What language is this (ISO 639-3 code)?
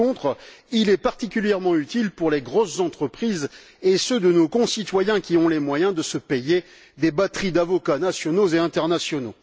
fra